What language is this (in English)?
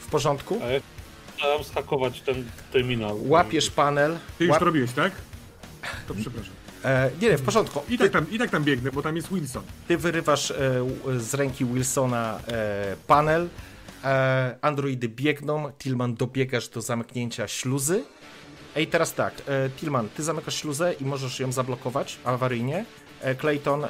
Polish